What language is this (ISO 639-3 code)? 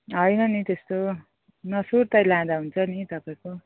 nep